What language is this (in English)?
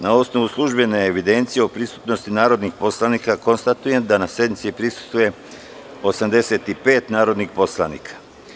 Serbian